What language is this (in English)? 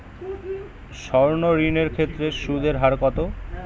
Bangla